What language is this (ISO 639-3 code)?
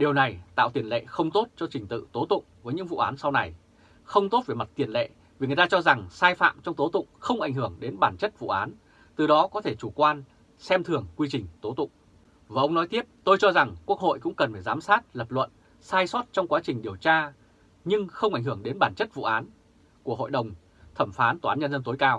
vie